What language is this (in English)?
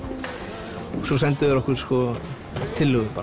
Icelandic